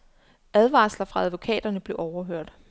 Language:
Danish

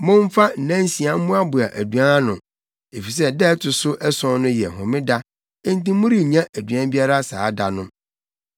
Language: Akan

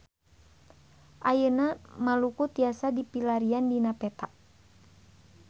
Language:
Sundanese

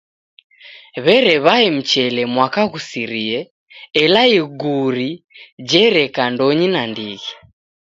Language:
Taita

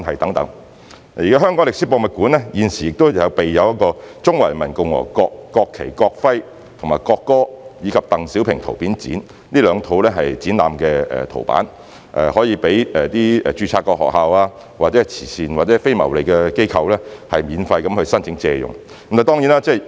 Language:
Cantonese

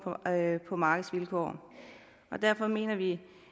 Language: Danish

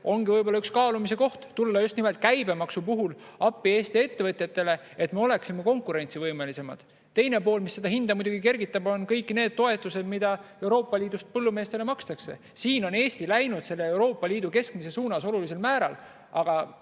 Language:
Estonian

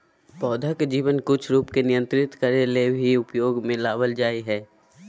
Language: Magahi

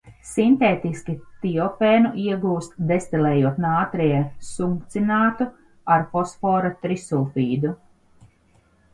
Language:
Latvian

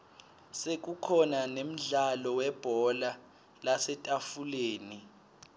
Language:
Swati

